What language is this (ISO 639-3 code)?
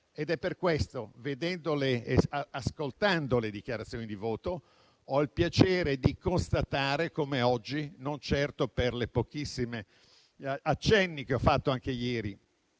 ita